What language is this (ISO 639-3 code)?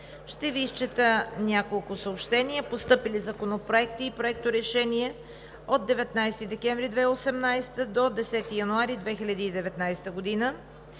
bul